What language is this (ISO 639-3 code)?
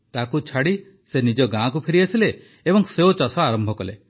ori